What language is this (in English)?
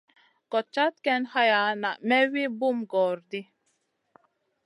Masana